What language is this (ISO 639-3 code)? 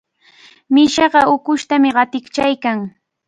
qvl